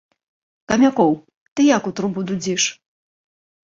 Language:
Belarusian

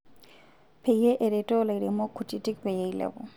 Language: Masai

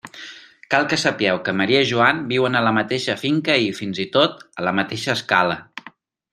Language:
Catalan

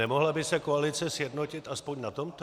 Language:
Czech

